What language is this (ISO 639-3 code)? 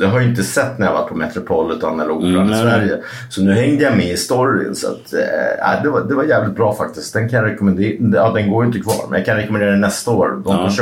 swe